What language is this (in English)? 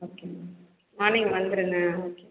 Tamil